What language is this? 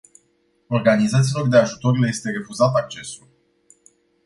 Romanian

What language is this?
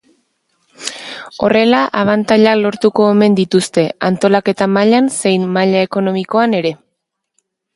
Basque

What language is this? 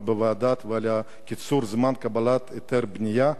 Hebrew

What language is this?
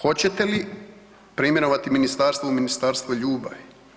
Croatian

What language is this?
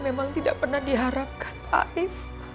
Indonesian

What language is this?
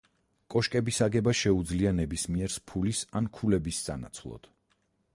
Georgian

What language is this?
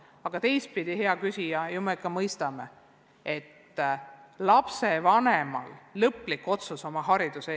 Estonian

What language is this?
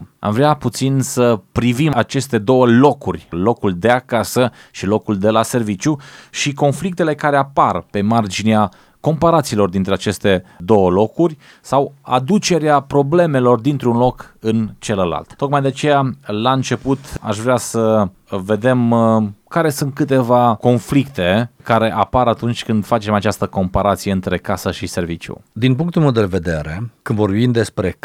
Romanian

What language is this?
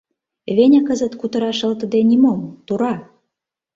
Mari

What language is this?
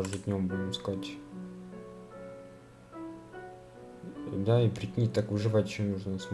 Russian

